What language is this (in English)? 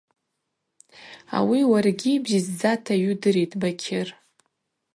Abaza